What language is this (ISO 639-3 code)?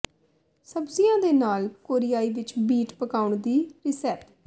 pan